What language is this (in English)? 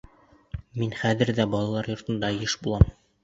Bashkir